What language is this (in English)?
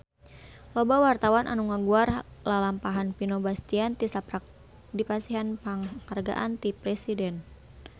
Sundanese